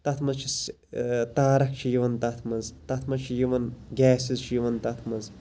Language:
Kashmiri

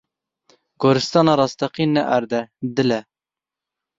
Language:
Kurdish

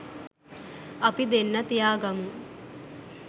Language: Sinhala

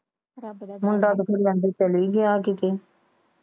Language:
Punjabi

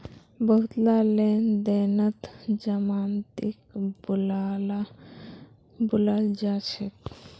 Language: Magahi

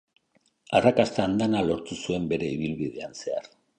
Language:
Basque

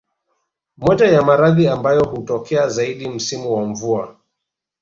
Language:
Swahili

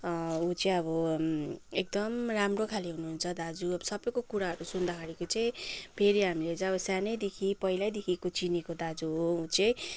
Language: Nepali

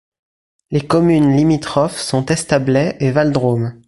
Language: French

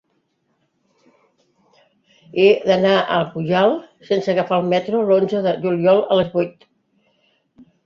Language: Catalan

